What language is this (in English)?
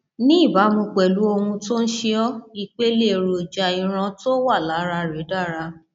Yoruba